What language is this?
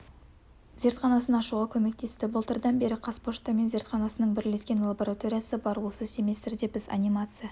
Kazakh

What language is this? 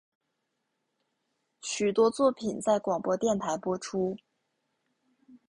Chinese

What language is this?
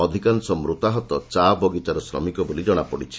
Odia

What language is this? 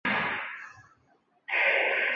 Chinese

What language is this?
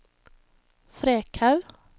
Norwegian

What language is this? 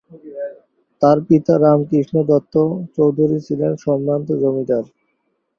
Bangla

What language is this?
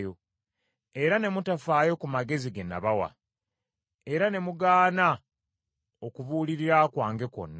Ganda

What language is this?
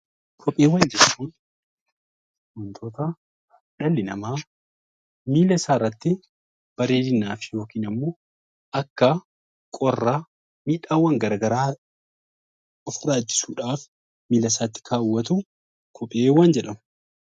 Oromo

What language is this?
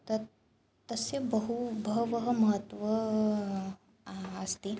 Sanskrit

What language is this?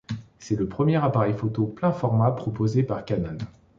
French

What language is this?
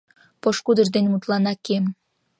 Mari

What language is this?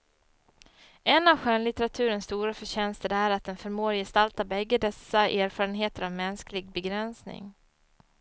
Swedish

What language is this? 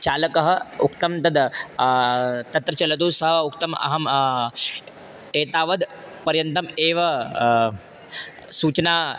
Sanskrit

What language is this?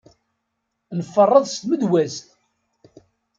Kabyle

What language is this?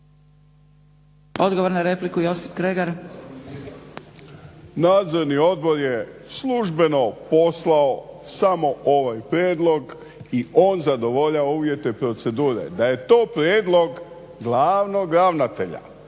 Croatian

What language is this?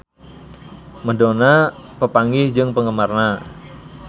Sundanese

